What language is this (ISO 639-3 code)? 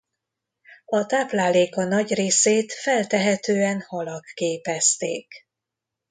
hun